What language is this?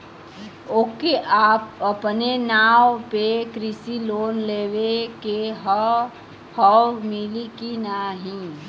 Bhojpuri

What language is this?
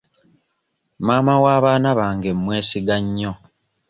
Ganda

